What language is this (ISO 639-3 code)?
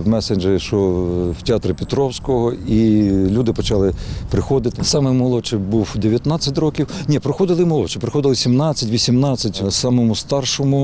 ukr